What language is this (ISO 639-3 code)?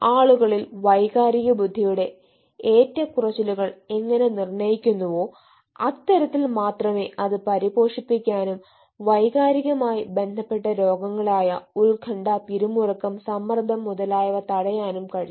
mal